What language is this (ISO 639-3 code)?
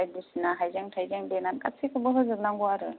brx